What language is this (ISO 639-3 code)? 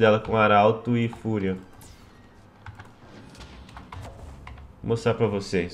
por